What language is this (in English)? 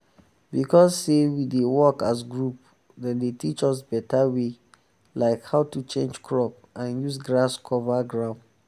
Nigerian Pidgin